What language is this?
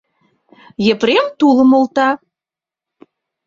Mari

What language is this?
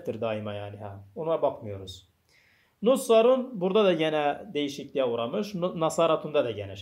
Turkish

